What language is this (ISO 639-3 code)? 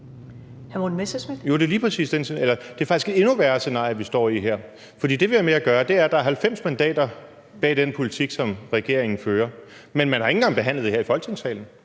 dan